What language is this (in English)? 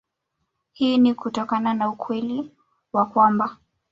Swahili